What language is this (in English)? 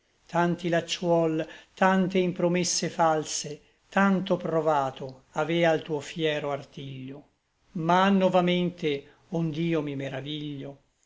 Italian